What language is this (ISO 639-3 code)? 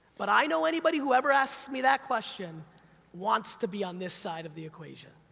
eng